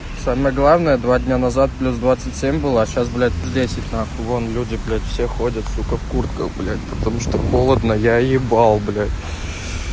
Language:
Russian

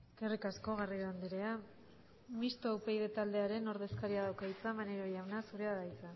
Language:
Basque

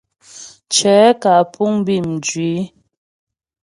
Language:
Ghomala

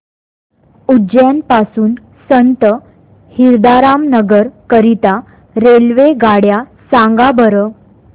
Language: Marathi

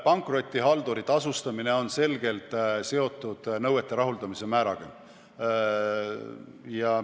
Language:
Estonian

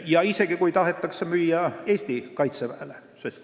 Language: Estonian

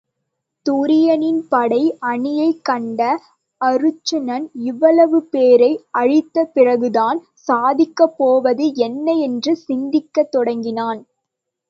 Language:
Tamil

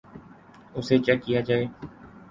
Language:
Urdu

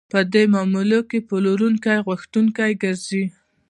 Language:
Pashto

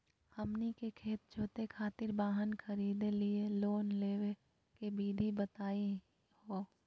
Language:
Magahi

